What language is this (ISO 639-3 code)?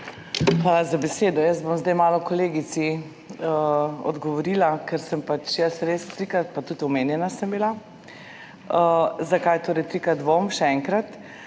slv